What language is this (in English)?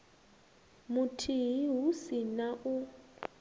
Venda